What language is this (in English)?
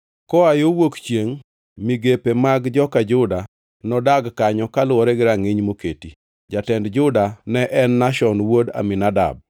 Luo (Kenya and Tanzania)